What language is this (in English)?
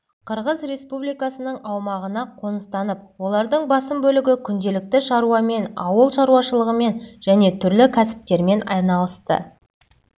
Kazakh